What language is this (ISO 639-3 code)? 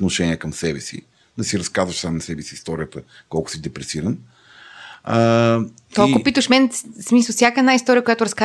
bul